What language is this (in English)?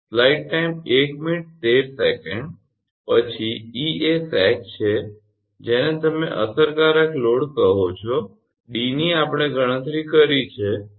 Gujarati